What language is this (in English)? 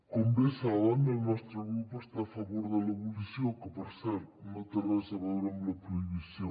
Catalan